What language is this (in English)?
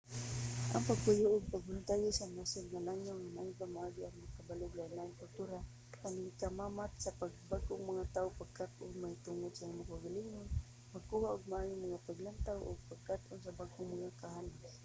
Cebuano